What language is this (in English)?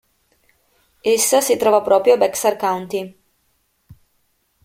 Italian